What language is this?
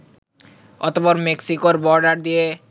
Bangla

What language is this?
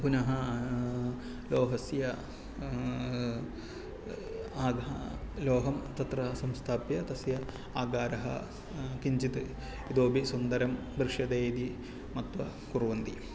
Sanskrit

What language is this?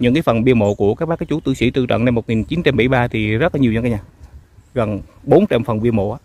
Vietnamese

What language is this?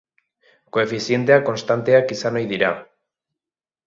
Basque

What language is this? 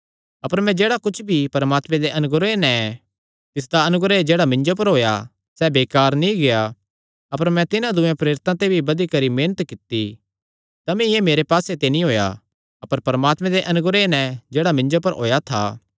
Kangri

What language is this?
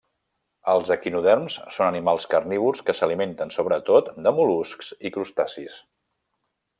Catalan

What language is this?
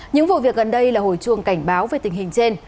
Vietnamese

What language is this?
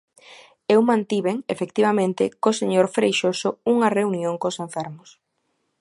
Galician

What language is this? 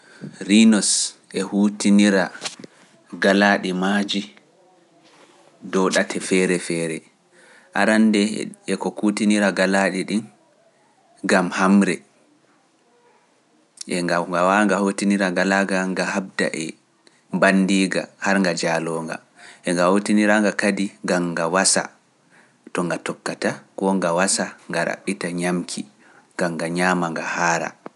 Pular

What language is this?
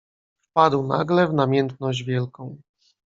Polish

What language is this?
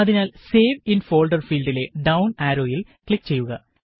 Malayalam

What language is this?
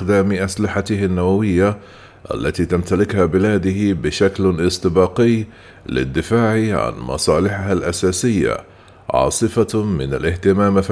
Arabic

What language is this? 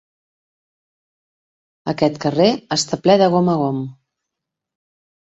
Catalan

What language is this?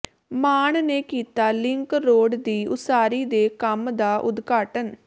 Punjabi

